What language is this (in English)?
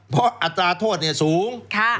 Thai